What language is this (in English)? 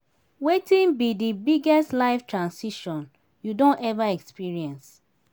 Nigerian Pidgin